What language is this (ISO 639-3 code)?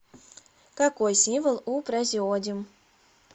rus